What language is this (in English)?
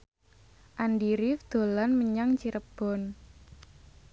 Javanese